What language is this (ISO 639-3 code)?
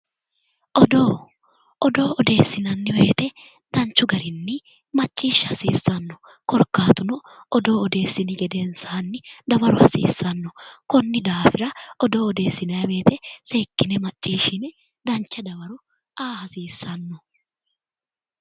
sid